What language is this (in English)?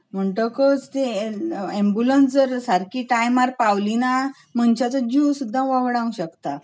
Konkani